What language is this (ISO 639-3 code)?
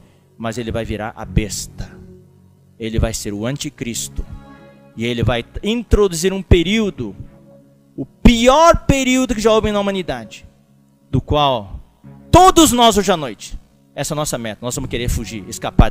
por